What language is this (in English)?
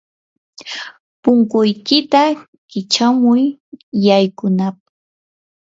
Yanahuanca Pasco Quechua